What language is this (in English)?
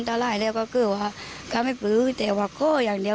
Thai